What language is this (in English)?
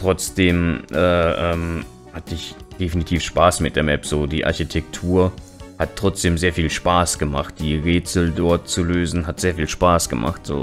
German